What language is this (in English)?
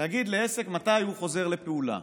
Hebrew